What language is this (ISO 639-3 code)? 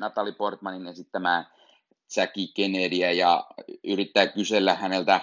fin